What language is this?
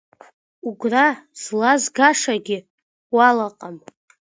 Abkhazian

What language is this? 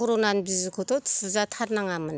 Bodo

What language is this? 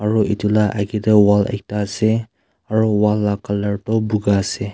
Naga Pidgin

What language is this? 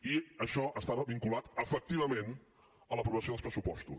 Catalan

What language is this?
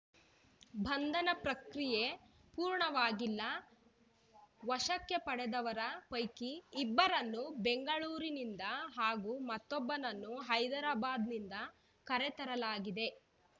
Kannada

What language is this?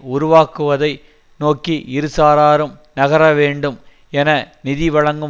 Tamil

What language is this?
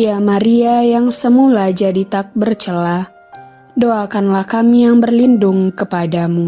Indonesian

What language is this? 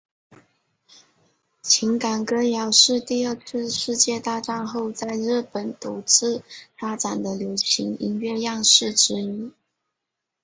Chinese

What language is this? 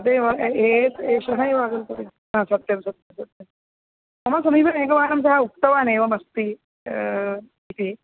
Sanskrit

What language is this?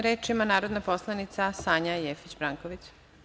Serbian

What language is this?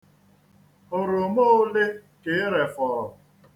Igbo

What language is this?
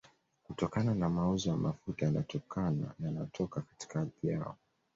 Swahili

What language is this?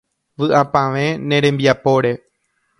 Guarani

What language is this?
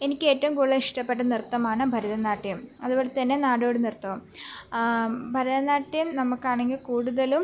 Malayalam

